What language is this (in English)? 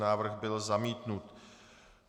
Czech